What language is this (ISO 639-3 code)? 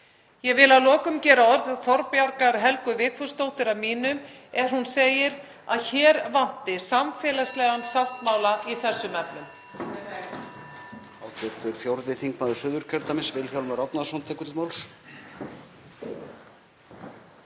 isl